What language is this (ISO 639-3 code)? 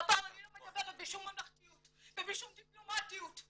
heb